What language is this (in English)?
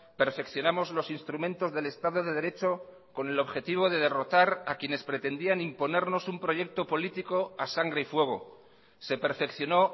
Spanish